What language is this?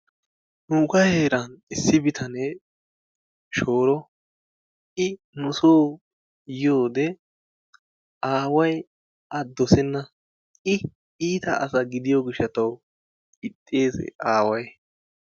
Wolaytta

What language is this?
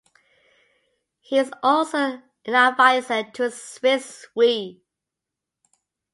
English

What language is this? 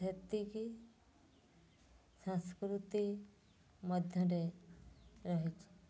Odia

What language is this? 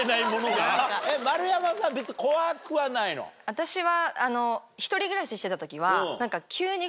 Japanese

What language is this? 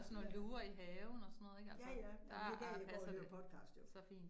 Danish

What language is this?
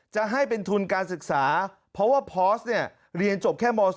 Thai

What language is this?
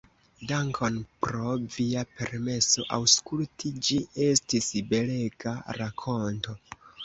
Esperanto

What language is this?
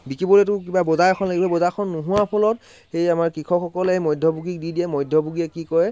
Assamese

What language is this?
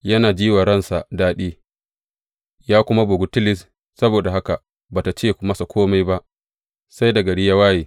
Hausa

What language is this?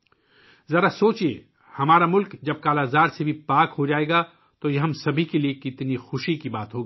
Urdu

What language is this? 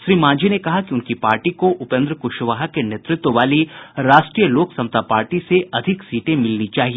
Hindi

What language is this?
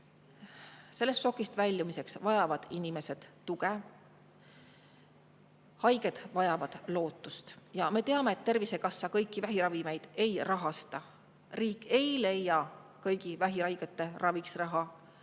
Estonian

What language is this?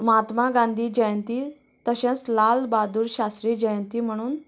Konkani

